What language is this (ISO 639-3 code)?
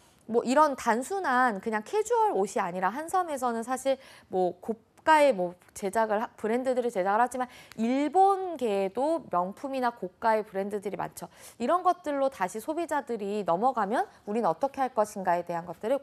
kor